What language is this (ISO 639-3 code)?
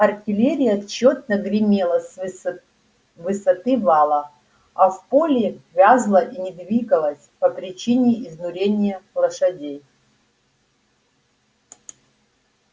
rus